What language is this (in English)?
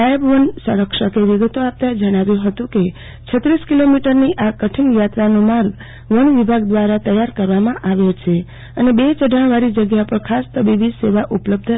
Gujarati